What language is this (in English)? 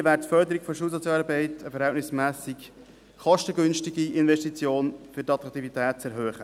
Swiss German